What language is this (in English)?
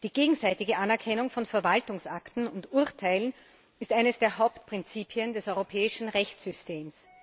German